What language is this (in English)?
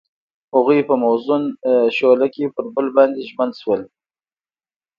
Pashto